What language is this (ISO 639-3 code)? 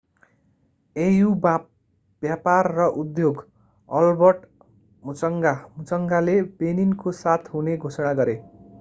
nep